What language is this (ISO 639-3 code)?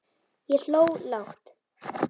isl